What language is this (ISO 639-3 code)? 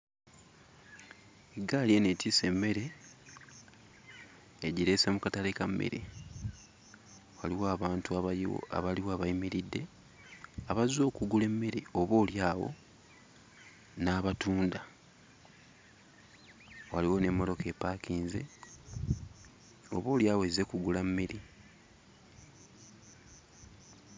lug